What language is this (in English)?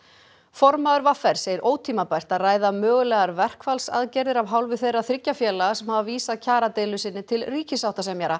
Icelandic